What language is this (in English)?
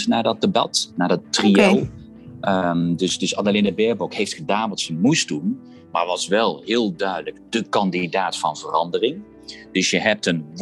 Dutch